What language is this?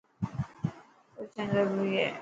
Dhatki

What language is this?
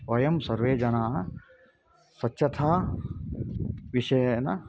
Sanskrit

